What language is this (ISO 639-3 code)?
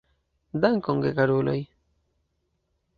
epo